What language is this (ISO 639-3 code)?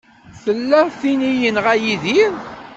kab